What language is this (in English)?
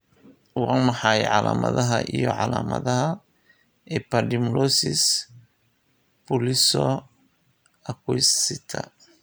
Somali